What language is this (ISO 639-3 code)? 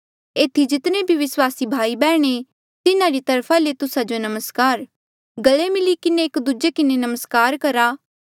mjl